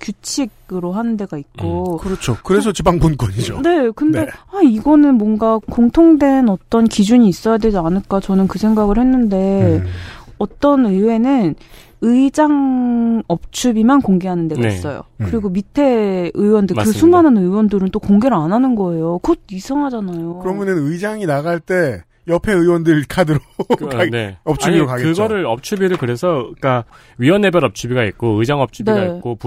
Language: Korean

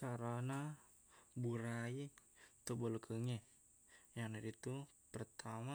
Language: Buginese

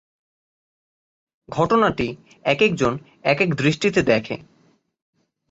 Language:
Bangla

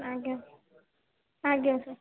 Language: Odia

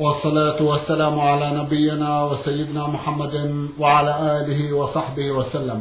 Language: Arabic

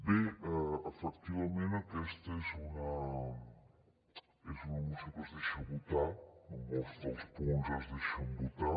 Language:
Catalan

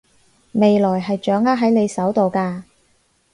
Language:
Cantonese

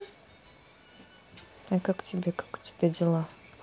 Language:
Russian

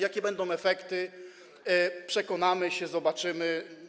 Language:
Polish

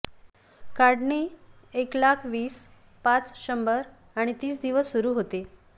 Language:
Marathi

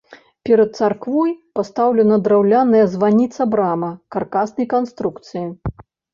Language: Belarusian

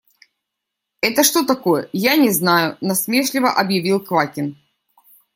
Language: Russian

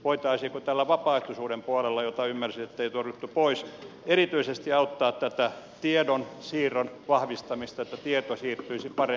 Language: Finnish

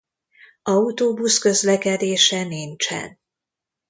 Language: Hungarian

